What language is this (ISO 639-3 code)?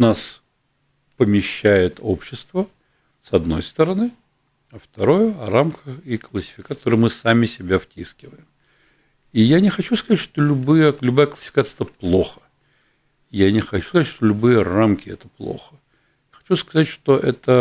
rus